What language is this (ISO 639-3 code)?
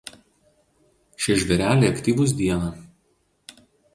lit